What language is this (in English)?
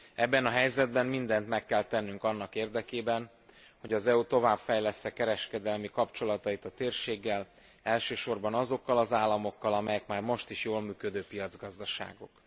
Hungarian